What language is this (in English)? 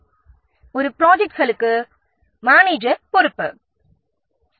Tamil